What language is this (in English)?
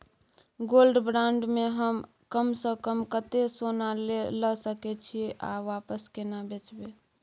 Maithili